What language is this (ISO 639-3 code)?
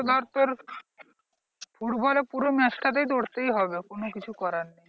ben